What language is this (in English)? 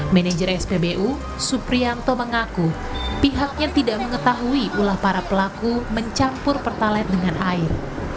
Indonesian